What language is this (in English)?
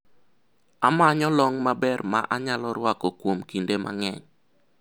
Luo (Kenya and Tanzania)